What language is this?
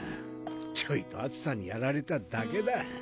Japanese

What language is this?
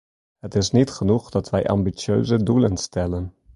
Dutch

